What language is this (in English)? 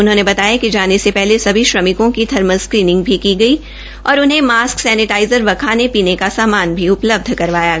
Hindi